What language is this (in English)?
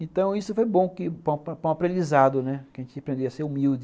Portuguese